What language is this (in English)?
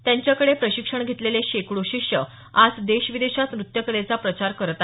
Marathi